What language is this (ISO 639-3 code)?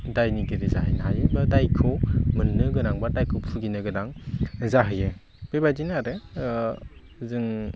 brx